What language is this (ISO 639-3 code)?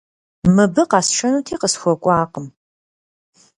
kbd